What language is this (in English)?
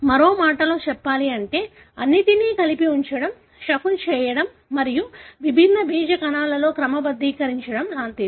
Telugu